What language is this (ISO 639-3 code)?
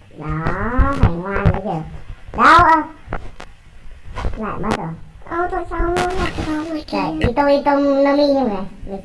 vie